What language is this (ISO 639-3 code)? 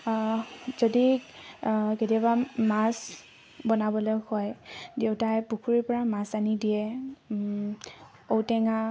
asm